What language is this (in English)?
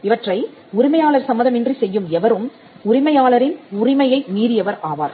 Tamil